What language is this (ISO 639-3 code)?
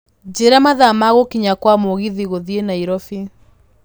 kik